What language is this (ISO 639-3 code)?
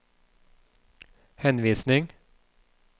nor